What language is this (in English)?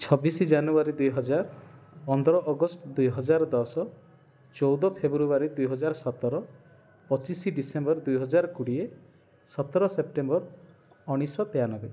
Odia